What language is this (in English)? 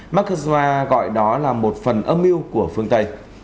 Vietnamese